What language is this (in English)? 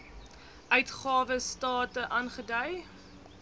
Afrikaans